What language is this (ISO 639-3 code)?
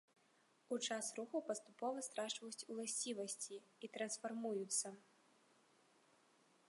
bel